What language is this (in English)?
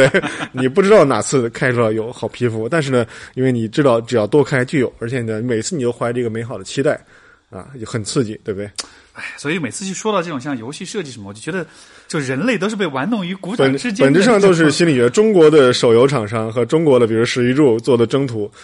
Chinese